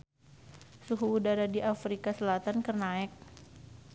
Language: Sundanese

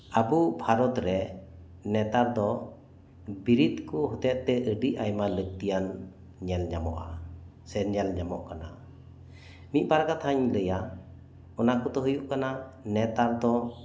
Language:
Santali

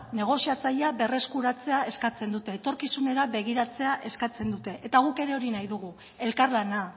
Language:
Basque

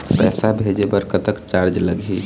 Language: Chhattisgarhi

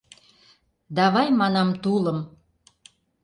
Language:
Mari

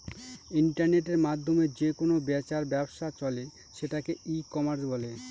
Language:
Bangla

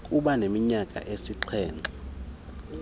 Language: Xhosa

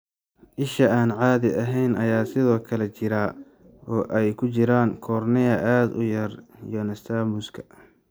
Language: Somali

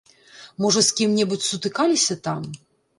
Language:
Belarusian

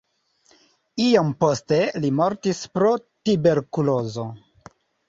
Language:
Esperanto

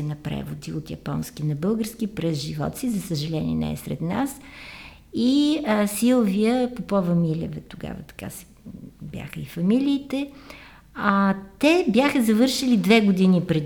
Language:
Bulgarian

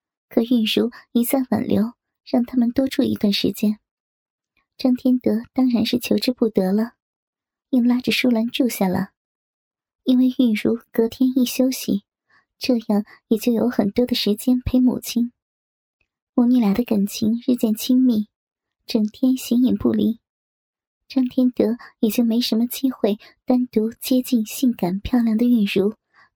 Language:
Chinese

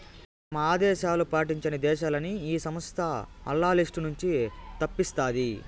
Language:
Telugu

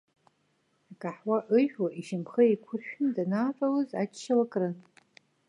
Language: Abkhazian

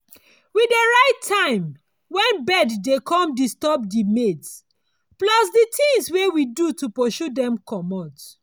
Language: Nigerian Pidgin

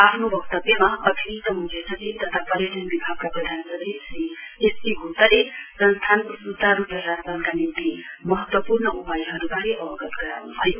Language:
Nepali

